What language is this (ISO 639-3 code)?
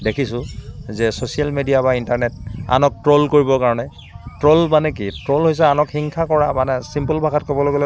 asm